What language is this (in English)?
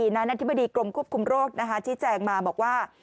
Thai